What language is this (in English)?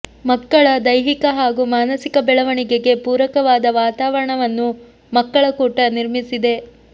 Kannada